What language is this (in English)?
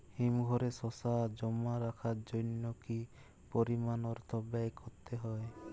Bangla